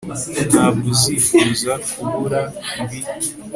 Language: Kinyarwanda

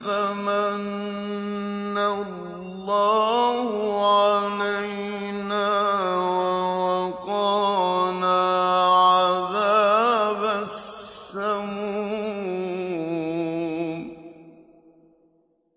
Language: Arabic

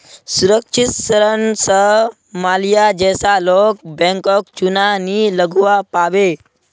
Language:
Magahi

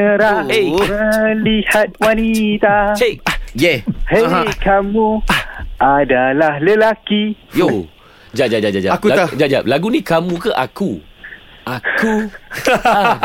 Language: Malay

